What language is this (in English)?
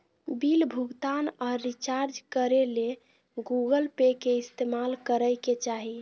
Magahi